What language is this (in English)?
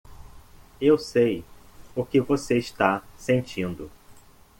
Portuguese